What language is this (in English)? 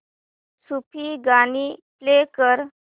Marathi